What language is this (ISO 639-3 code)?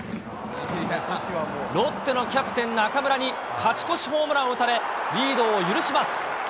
jpn